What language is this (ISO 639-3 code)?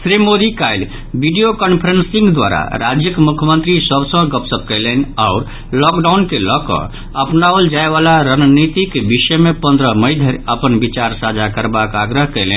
mai